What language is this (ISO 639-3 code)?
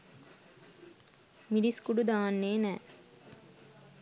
sin